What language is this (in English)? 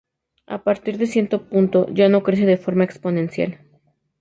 Spanish